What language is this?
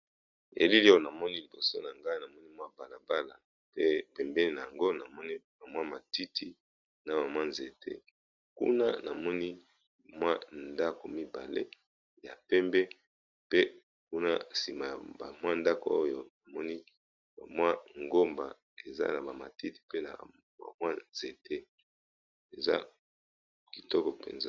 Lingala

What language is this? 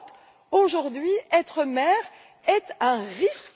French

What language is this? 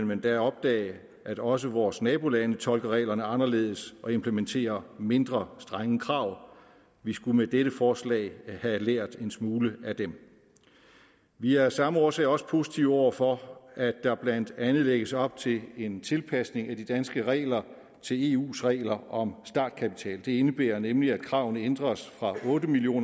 Danish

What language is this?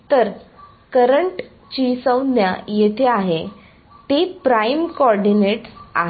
Marathi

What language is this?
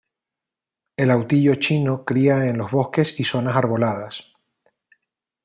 Spanish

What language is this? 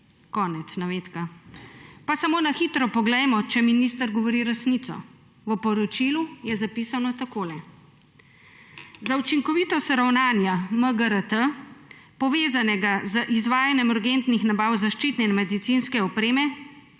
Slovenian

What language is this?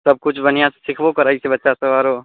Maithili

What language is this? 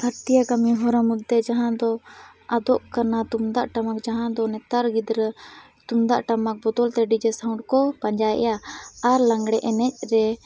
Santali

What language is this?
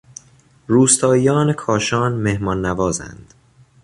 Persian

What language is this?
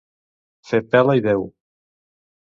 Catalan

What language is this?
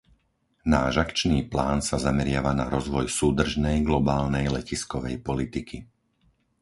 Slovak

